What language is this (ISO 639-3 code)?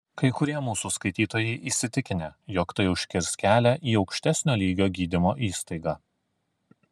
lit